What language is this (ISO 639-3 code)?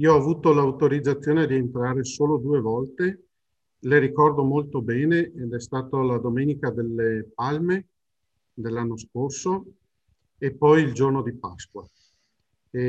ita